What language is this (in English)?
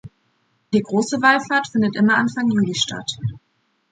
German